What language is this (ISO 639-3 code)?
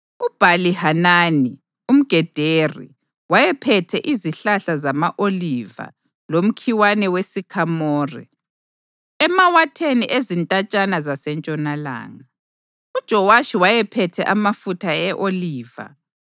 nde